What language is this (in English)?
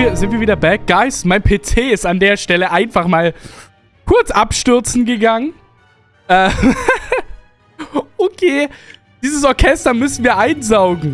German